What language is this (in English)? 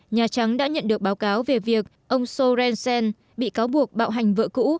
Vietnamese